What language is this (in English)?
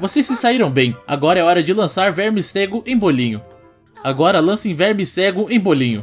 Portuguese